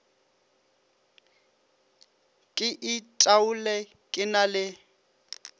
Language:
Northern Sotho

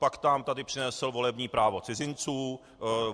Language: Czech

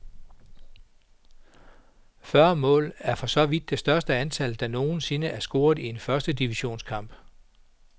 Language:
Danish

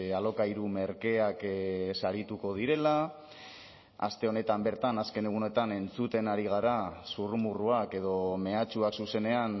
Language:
Basque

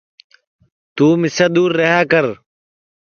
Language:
Sansi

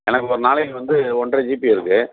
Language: Tamil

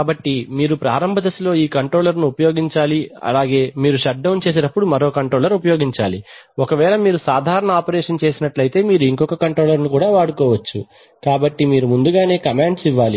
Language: Telugu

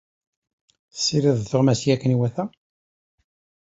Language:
Kabyle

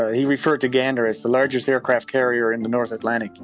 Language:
English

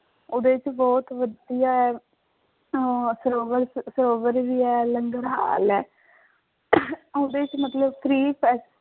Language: Punjabi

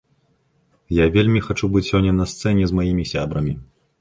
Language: Belarusian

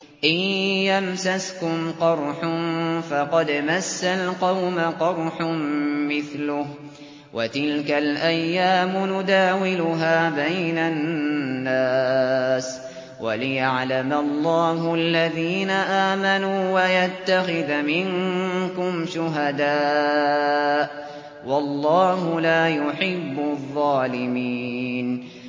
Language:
Arabic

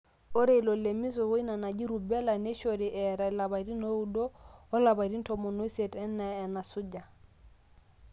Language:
Masai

